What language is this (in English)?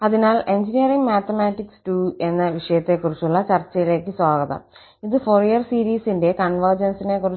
Malayalam